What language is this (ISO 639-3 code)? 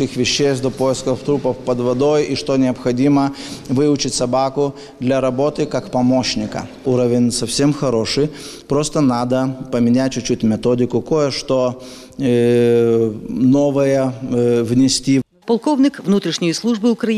ukr